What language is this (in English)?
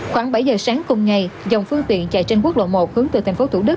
Vietnamese